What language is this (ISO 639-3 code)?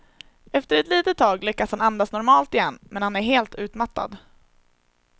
swe